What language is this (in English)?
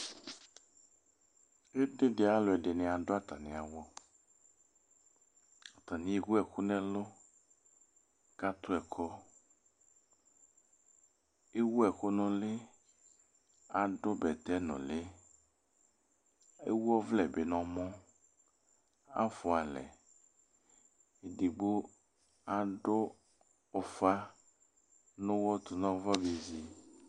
Ikposo